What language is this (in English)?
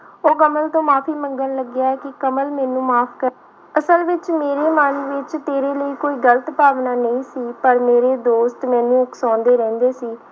Punjabi